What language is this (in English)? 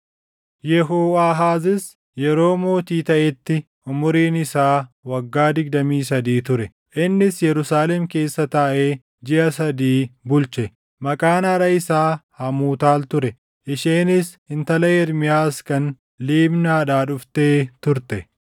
Oromo